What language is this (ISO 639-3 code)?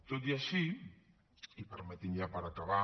cat